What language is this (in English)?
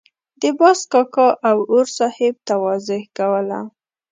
Pashto